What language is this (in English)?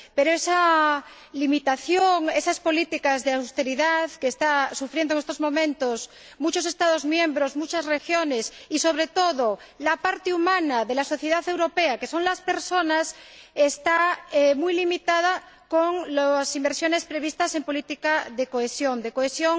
Spanish